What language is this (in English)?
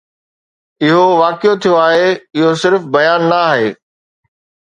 Sindhi